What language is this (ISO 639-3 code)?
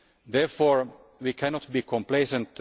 eng